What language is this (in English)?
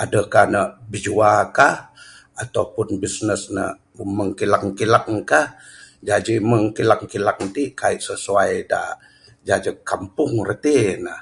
Bukar-Sadung Bidayuh